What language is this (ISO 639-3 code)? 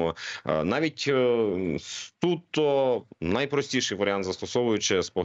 ukr